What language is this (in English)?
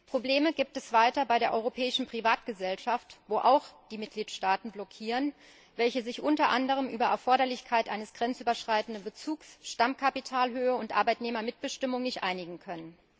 German